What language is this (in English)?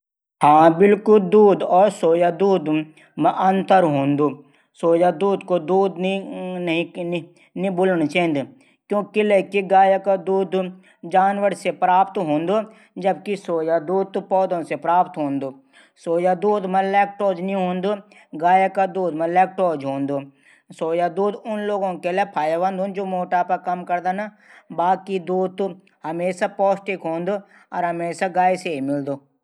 Garhwali